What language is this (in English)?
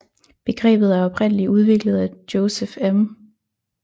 Danish